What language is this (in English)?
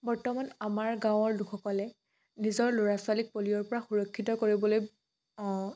Assamese